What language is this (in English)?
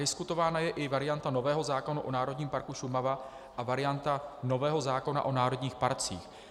Czech